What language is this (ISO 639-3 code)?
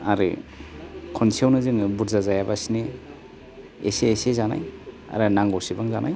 brx